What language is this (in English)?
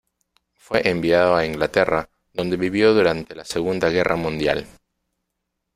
Spanish